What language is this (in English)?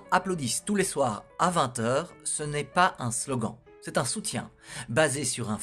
French